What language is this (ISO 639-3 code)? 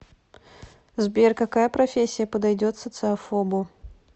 rus